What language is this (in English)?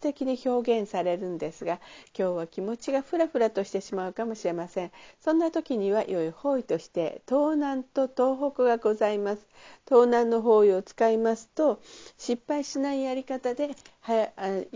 Japanese